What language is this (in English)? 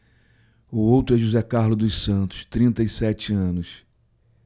Portuguese